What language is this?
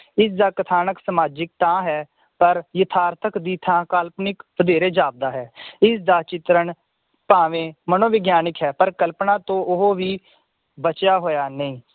Punjabi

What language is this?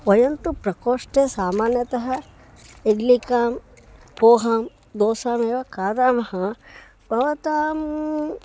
Sanskrit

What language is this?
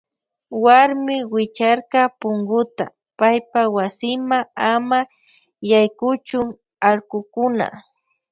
Loja Highland Quichua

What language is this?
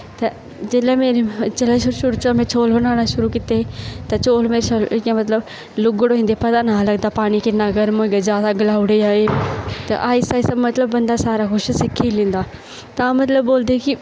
Dogri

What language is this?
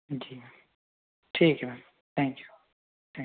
Hindi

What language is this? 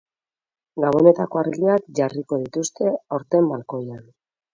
Basque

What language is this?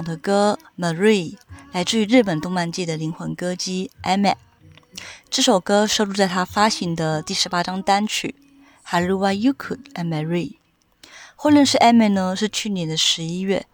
Chinese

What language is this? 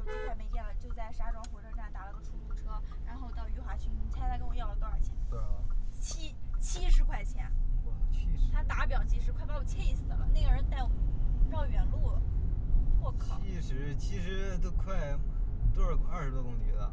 Chinese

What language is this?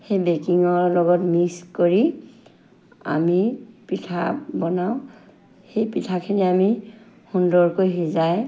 Assamese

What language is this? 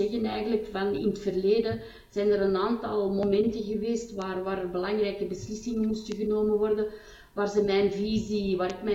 Dutch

